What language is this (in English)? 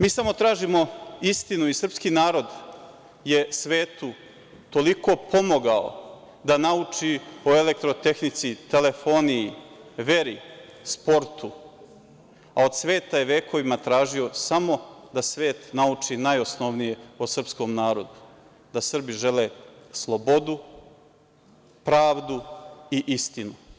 Serbian